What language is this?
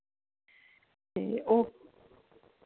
Punjabi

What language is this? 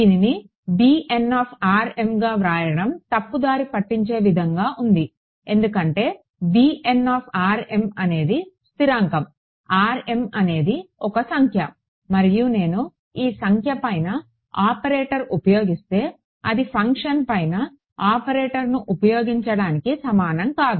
Telugu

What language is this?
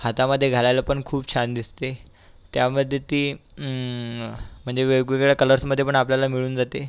Marathi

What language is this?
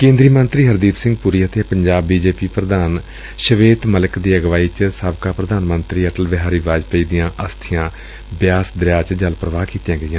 Punjabi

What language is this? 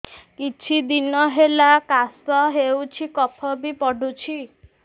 Odia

